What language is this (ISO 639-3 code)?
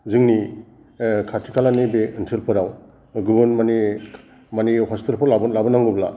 brx